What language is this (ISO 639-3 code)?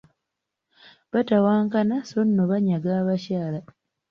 lug